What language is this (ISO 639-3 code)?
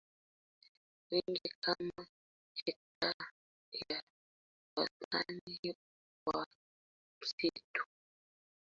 swa